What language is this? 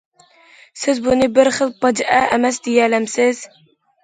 Uyghur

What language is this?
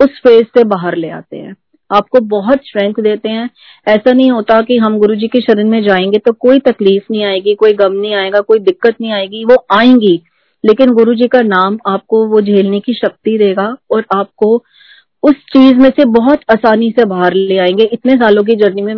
Hindi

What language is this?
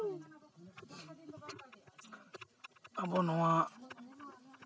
Santali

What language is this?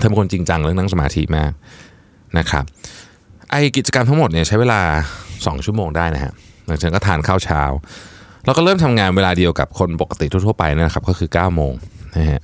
Thai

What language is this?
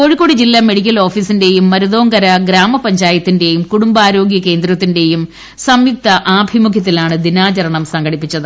Malayalam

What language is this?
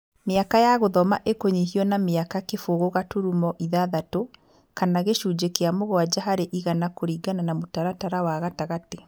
Kikuyu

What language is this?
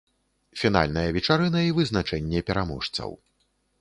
Belarusian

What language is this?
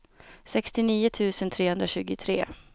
Swedish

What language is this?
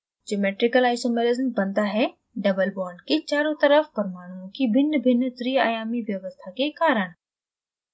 Hindi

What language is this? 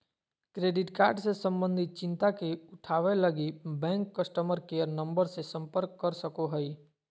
Magahi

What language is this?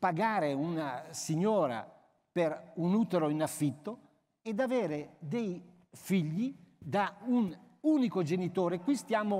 Italian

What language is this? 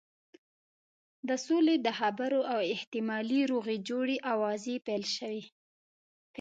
Pashto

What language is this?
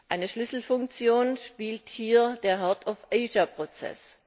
German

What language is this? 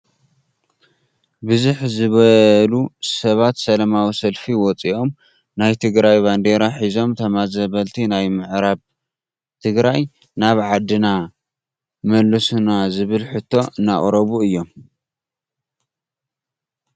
Tigrinya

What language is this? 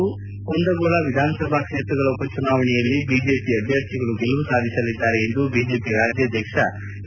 Kannada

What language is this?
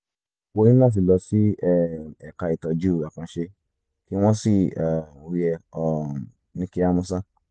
Yoruba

